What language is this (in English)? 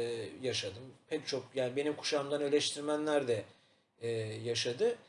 Turkish